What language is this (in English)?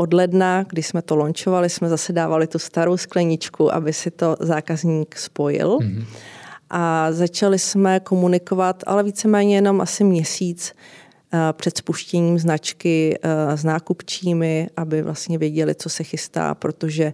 Czech